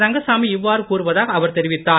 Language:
Tamil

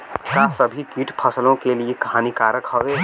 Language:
Bhojpuri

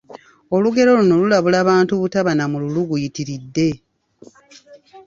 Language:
Ganda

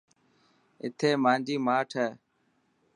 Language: Dhatki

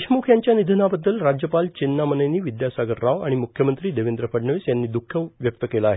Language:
Marathi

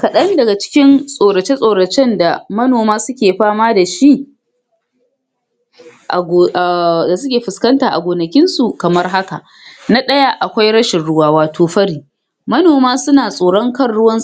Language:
Hausa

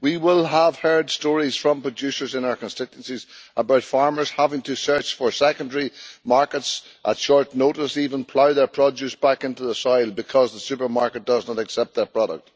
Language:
English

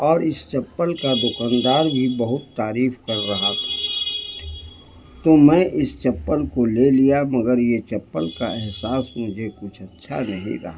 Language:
Urdu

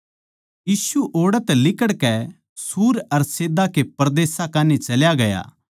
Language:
Haryanvi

